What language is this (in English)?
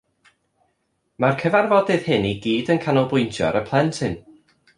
Welsh